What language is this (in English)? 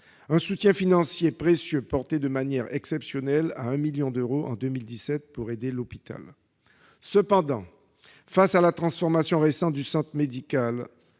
French